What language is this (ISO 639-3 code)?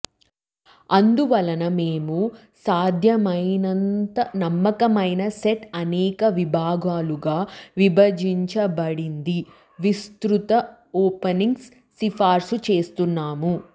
tel